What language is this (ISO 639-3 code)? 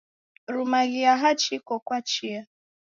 dav